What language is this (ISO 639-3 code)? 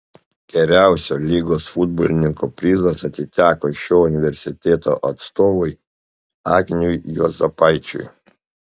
lit